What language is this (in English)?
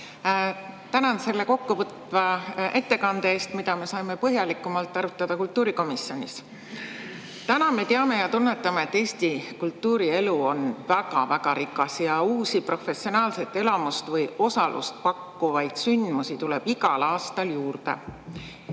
Estonian